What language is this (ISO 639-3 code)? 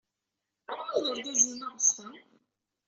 kab